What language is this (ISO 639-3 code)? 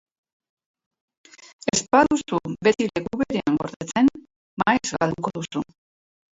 eus